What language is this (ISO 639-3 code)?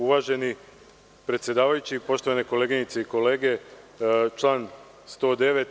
srp